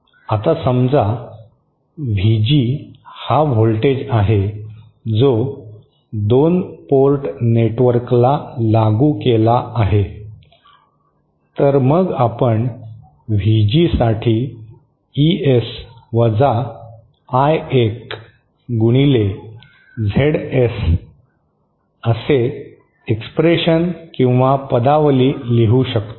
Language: Marathi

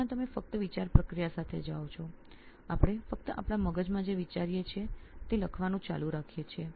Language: Gujarati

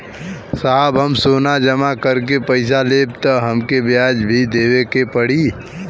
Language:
Bhojpuri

